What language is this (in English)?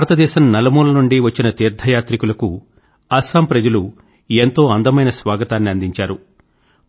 Telugu